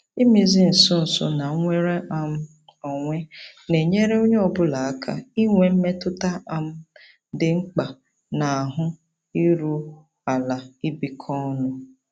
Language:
Igbo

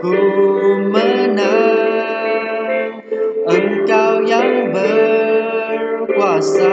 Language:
Malay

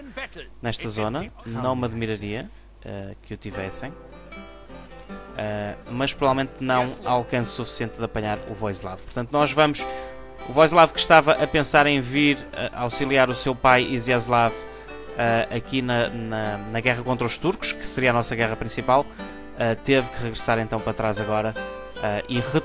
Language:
Portuguese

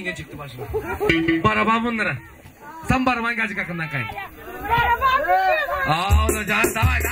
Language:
Turkish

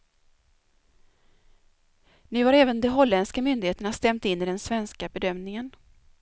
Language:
Swedish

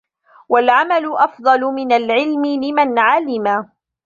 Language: Arabic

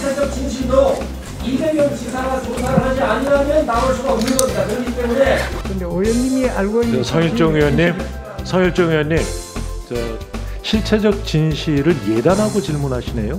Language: Korean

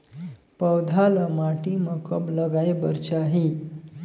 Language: Chhattisgarhi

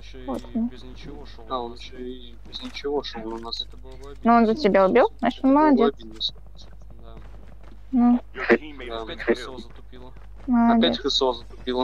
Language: Russian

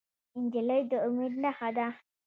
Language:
Pashto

